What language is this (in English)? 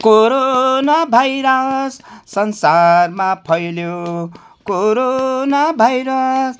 Nepali